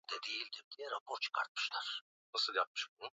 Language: Swahili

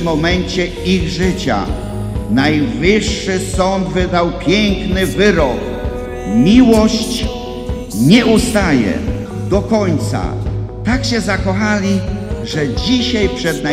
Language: Polish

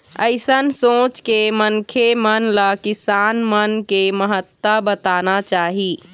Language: Chhattisgarhi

